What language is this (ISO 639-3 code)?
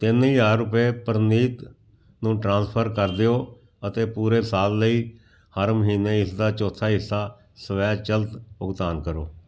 pan